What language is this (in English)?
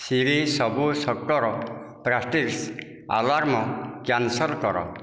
Odia